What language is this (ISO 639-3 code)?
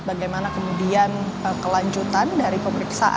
ind